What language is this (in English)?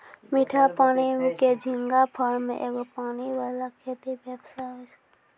Maithili